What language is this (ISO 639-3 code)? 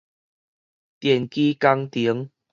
nan